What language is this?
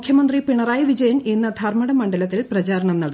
Malayalam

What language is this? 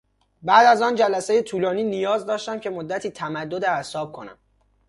Persian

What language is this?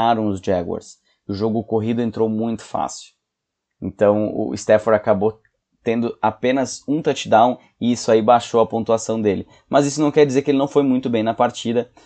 Portuguese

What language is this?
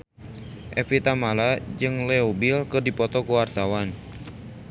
Sundanese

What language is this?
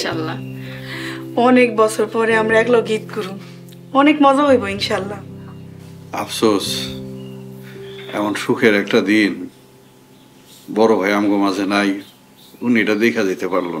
Arabic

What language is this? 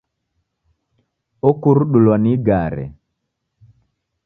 Taita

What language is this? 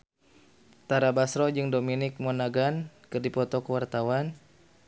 Sundanese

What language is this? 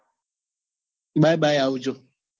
Gujarati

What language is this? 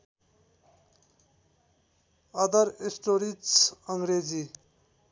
Nepali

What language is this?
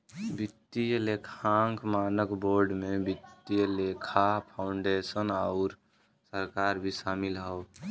Bhojpuri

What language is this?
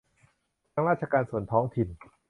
Thai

